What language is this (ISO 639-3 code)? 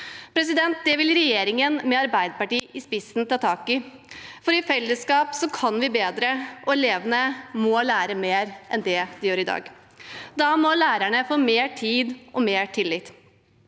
nor